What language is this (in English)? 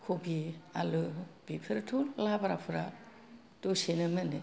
Bodo